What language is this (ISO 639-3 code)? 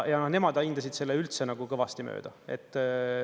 est